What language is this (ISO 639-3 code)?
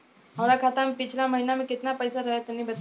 bho